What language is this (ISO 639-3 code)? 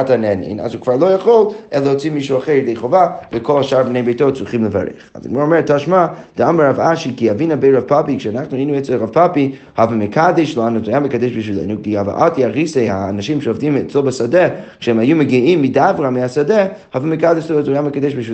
heb